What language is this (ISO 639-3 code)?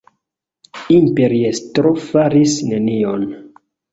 epo